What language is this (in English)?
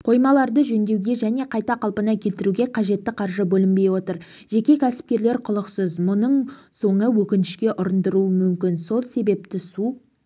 Kazakh